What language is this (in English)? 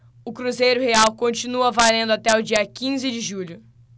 Portuguese